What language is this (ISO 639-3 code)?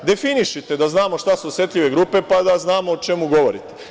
srp